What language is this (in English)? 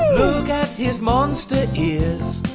English